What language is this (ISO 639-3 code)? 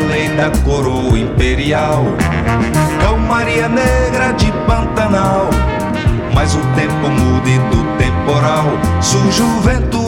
rus